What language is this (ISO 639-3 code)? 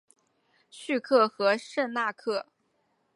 zho